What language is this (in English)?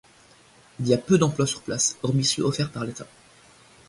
French